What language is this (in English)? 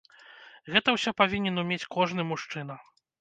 Belarusian